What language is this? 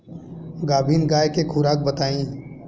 Bhojpuri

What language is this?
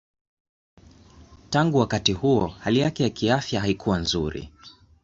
Swahili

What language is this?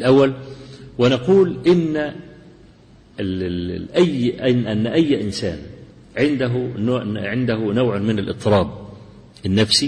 Arabic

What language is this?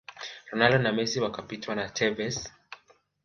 Swahili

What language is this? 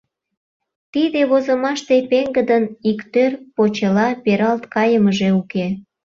Mari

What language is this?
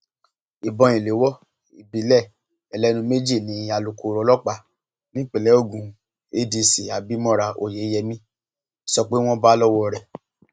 Yoruba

